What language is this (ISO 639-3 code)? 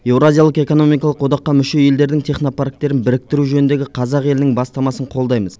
kaz